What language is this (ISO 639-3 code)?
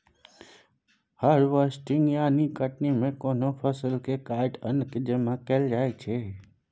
mai